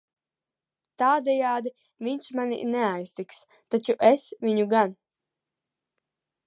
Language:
Latvian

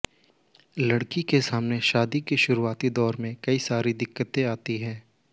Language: Hindi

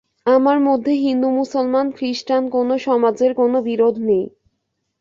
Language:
Bangla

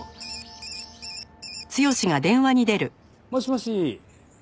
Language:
Japanese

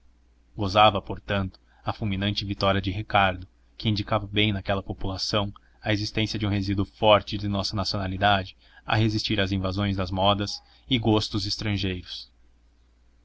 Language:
Portuguese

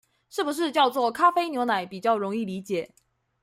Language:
Chinese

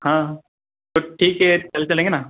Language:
Hindi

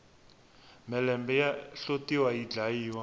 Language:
Tsonga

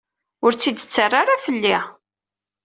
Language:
Kabyle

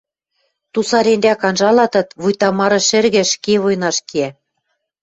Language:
Western Mari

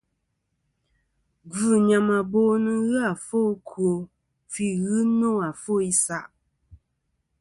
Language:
Kom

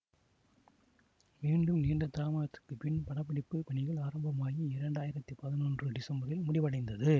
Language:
Tamil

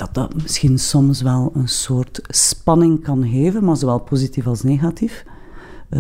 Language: Dutch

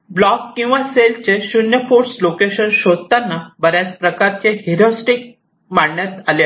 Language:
Marathi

